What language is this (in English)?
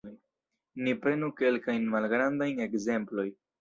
Esperanto